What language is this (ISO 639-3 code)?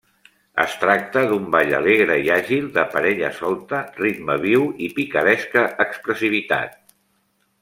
cat